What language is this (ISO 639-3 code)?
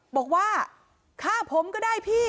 tha